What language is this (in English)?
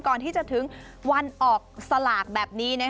Thai